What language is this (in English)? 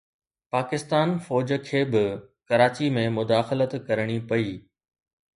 Sindhi